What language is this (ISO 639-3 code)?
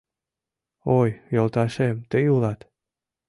chm